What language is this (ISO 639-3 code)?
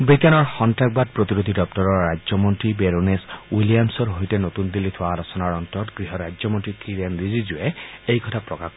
asm